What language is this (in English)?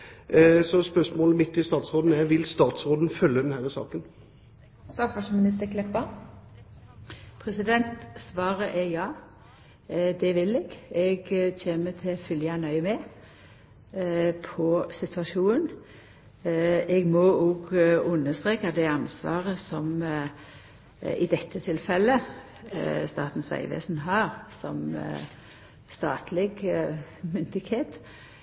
Norwegian